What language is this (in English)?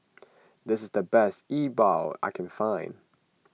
English